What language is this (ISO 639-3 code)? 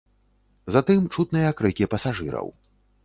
bel